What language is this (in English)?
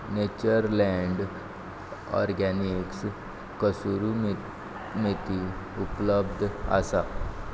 Konkani